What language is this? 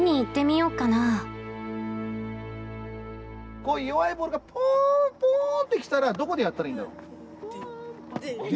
Japanese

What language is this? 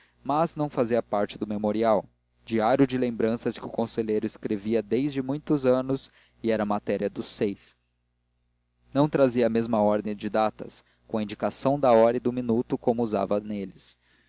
Portuguese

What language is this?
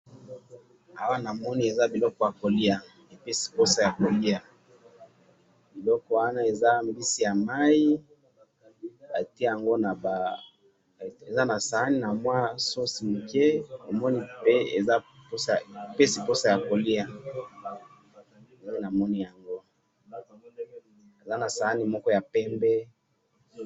Lingala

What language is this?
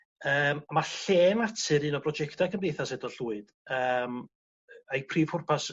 Welsh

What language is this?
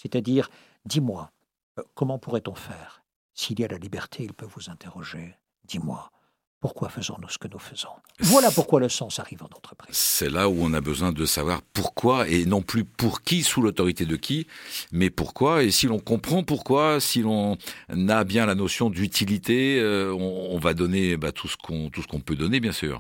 French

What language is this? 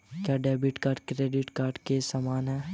Hindi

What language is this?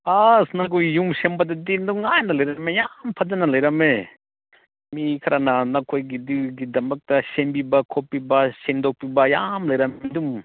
Manipuri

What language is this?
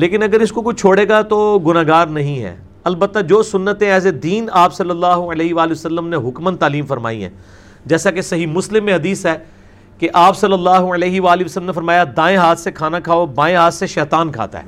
Urdu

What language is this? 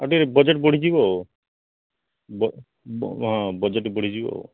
Odia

